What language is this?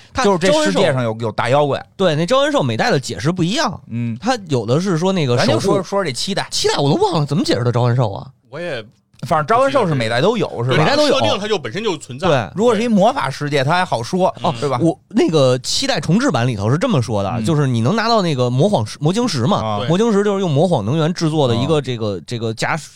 Chinese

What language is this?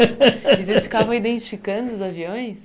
Portuguese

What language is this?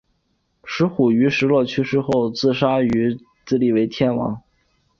Chinese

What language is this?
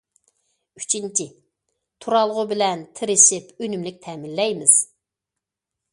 Uyghur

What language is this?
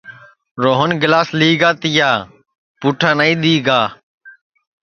Sansi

